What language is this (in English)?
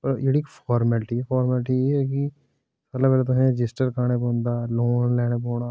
Dogri